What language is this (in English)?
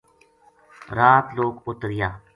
Gujari